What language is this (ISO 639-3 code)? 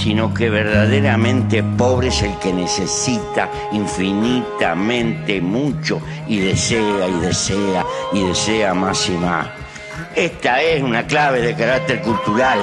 spa